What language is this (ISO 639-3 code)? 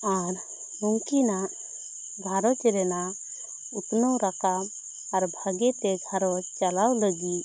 sat